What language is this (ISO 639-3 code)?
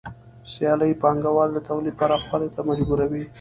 pus